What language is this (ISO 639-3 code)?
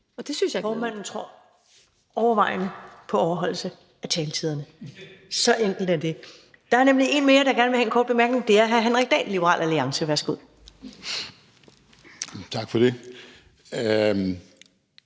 dan